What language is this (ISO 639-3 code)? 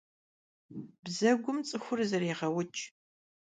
kbd